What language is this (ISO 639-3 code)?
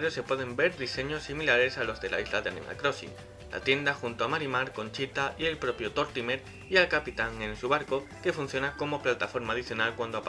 spa